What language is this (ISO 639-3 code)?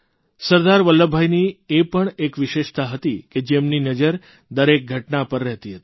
guj